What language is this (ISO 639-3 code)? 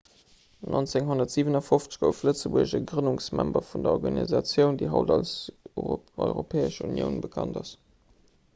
ltz